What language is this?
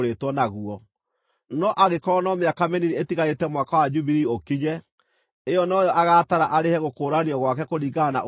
Kikuyu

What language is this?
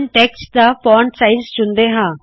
Punjabi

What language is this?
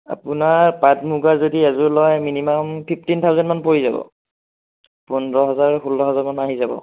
Assamese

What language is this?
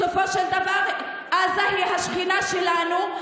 Hebrew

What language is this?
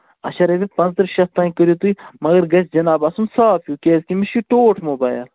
Kashmiri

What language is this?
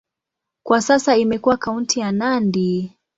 Swahili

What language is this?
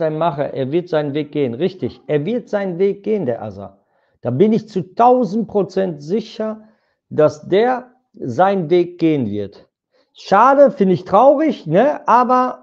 German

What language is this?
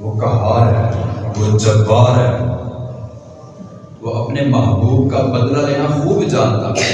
Urdu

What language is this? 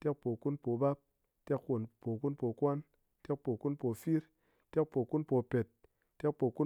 Ngas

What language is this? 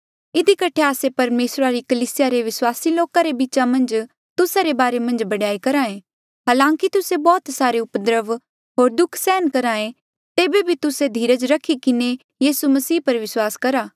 Mandeali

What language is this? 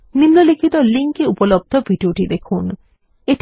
Bangla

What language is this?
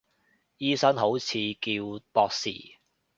Cantonese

